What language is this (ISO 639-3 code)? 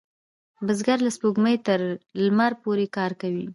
pus